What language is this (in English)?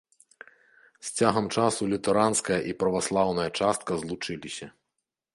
Belarusian